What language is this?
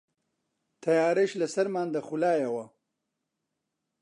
Central Kurdish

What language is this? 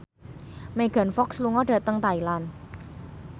Javanese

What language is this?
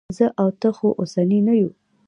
Pashto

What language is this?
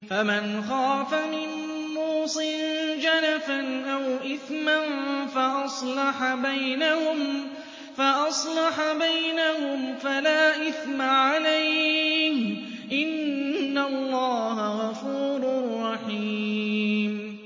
Arabic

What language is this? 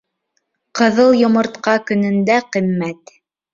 Bashkir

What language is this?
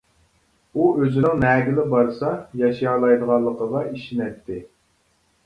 Uyghur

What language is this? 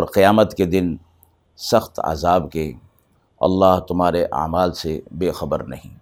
Urdu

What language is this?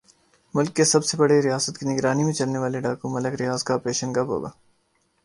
Urdu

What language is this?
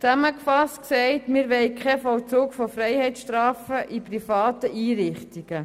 Swiss German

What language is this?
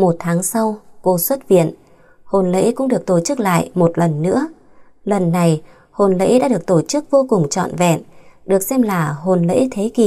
Vietnamese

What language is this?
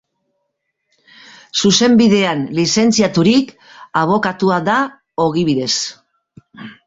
Basque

